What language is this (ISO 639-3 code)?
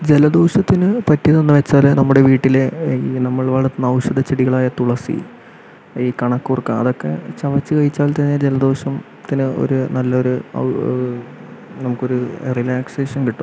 mal